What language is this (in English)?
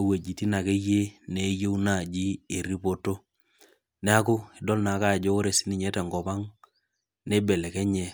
Masai